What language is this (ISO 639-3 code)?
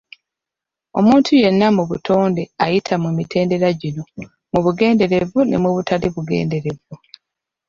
lug